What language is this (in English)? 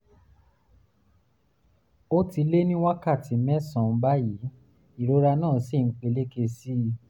Yoruba